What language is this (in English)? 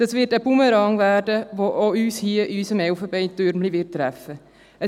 Swiss German